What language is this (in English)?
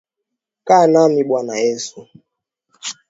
Swahili